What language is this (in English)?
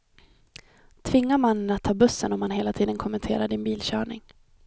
Swedish